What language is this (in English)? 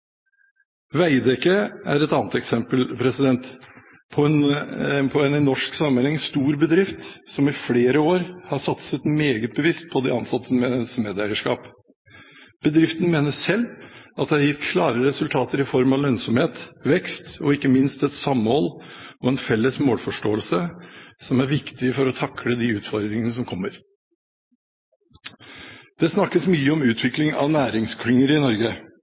Norwegian Bokmål